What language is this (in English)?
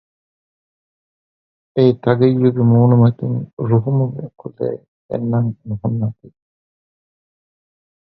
Divehi